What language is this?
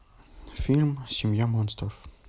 Russian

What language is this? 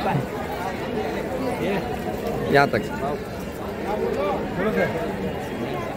Hindi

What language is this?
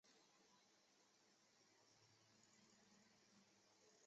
Chinese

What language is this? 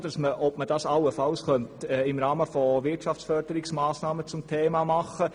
Swiss German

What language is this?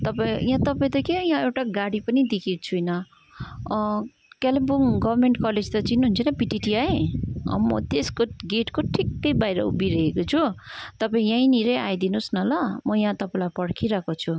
Nepali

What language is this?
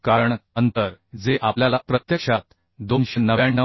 Marathi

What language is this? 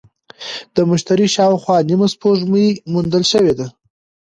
Pashto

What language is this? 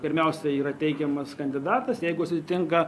Lithuanian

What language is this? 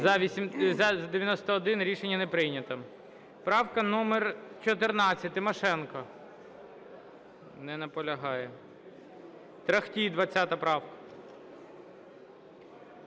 Ukrainian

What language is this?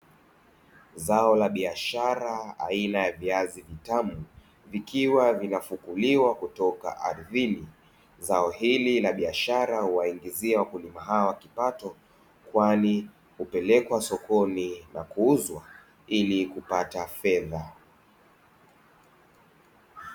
Swahili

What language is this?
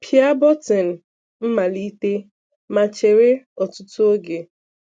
Igbo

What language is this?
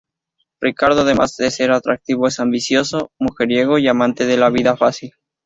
Spanish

